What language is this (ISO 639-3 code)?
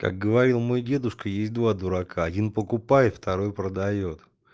rus